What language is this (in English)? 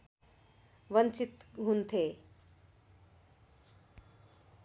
Nepali